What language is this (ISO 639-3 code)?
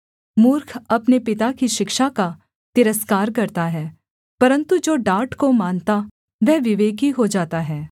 hin